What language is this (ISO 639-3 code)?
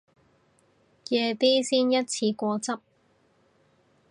yue